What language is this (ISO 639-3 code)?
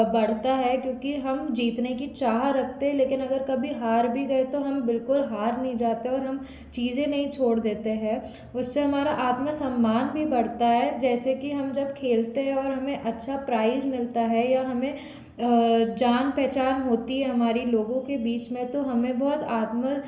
hin